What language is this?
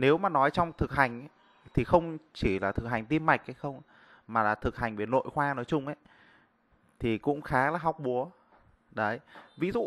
Vietnamese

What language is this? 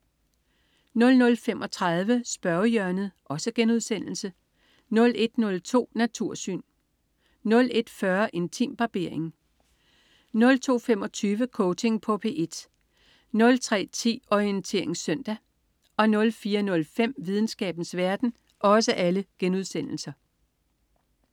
Danish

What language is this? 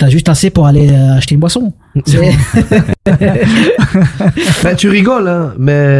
French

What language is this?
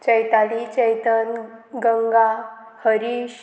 Konkani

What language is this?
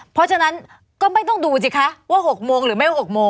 Thai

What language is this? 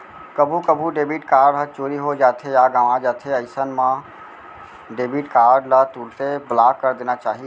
Chhattisgarhi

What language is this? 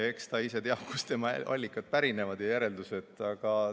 Estonian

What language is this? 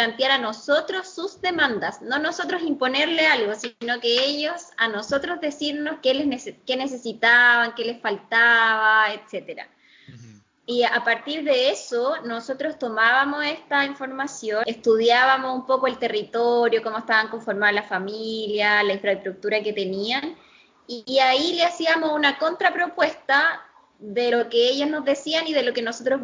Spanish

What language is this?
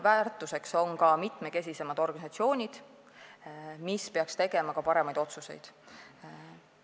Estonian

